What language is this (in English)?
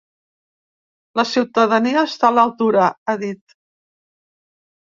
Catalan